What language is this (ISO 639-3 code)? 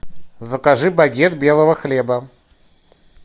rus